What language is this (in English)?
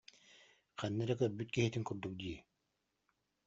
Yakut